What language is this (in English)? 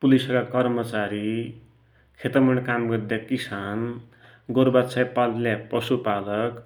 Dotyali